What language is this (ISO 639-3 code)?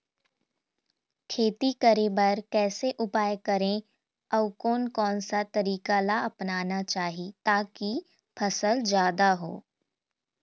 hne